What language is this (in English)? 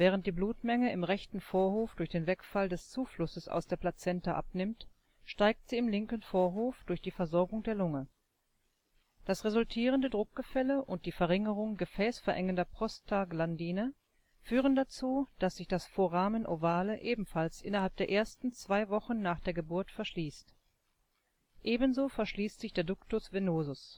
German